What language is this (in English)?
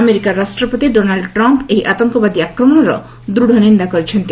Odia